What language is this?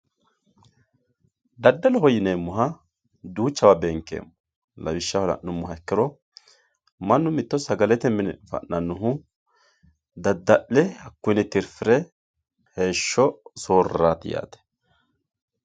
Sidamo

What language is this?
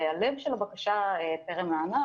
Hebrew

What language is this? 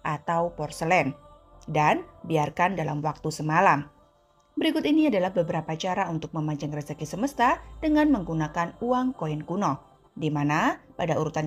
Indonesian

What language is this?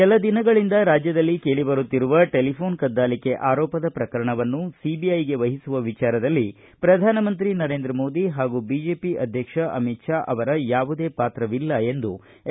Kannada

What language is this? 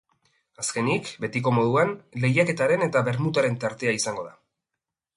Basque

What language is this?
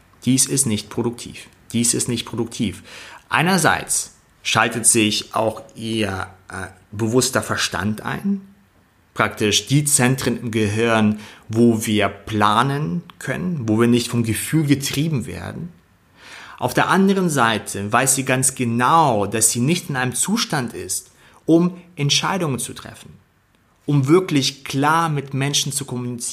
German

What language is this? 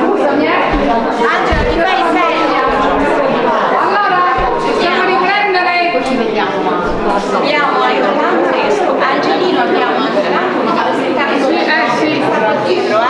Italian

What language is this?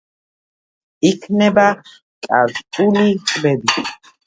Georgian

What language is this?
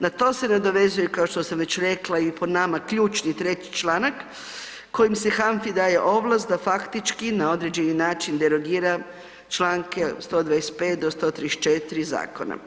Croatian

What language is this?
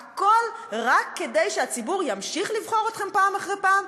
Hebrew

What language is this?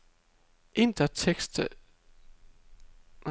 Danish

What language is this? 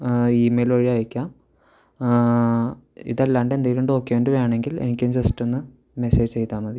Malayalam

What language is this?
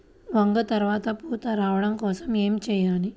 Telugu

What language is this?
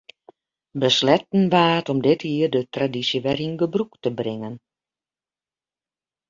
Western Frisian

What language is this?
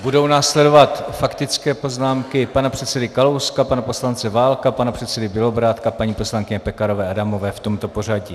Czech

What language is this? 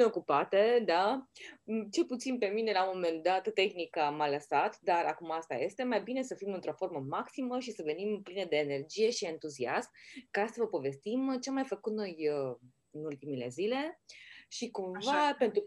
Romanian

